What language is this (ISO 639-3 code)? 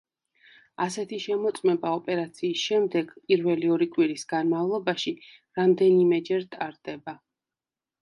kat